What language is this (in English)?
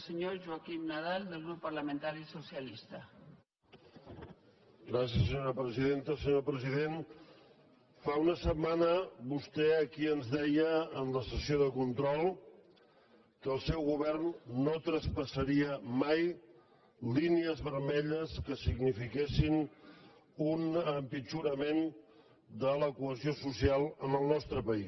Catalan